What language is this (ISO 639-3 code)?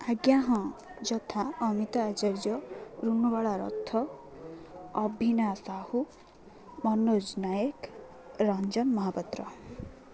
ori